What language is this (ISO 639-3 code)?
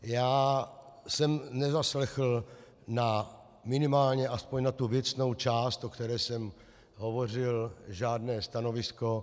ces